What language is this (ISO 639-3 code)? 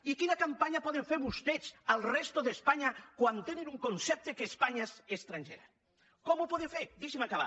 cat